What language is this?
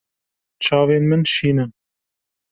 Kurdish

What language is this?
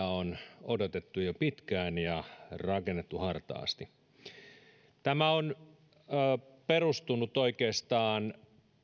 Finnish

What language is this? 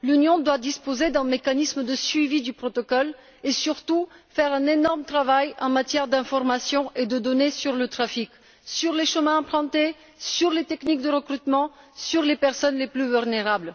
French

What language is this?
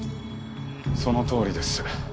Japanese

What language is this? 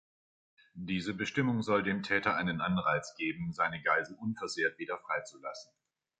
German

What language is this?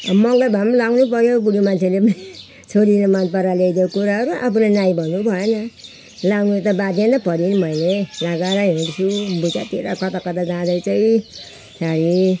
Nepali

